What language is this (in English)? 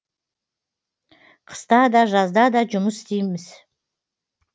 Kazakh